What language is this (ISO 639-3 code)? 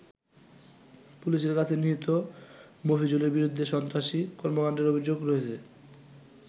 ben